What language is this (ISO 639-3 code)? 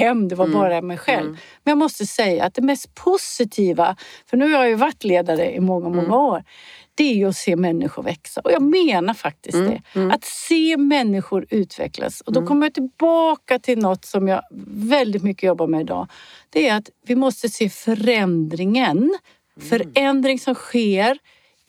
swe